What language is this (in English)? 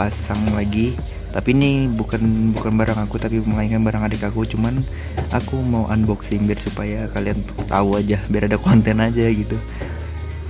Indonesian